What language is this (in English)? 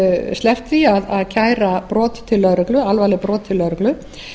Icelandic